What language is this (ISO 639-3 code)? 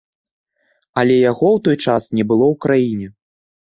bel